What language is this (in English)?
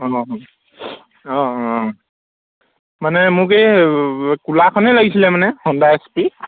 Assamese